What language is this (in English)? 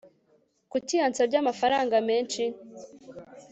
Kinyarwanda